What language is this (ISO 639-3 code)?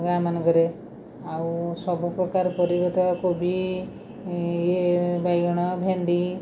ori